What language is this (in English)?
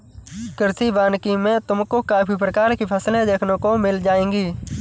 Hindi